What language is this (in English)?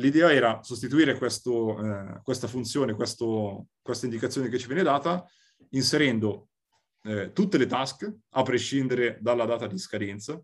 Italian